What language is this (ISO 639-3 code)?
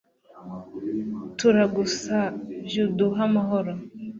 kin